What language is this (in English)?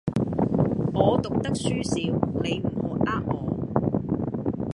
Cantonese